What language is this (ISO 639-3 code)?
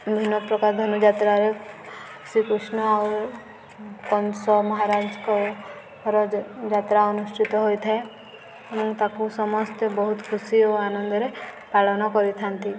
ori